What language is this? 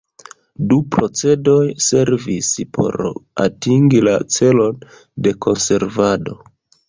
Esperanto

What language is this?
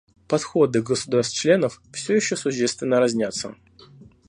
Russian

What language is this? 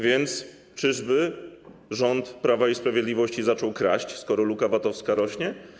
Polish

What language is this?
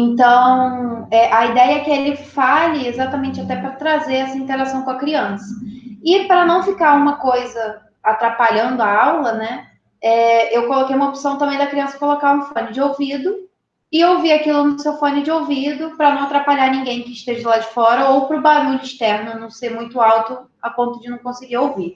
Portuguese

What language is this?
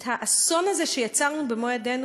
Hebrew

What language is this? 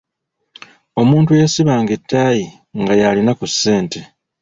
Ganda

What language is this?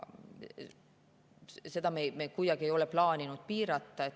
Estonian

